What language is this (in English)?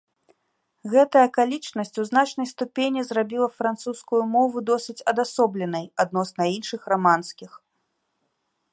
Belarusian